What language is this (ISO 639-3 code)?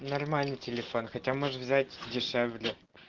rus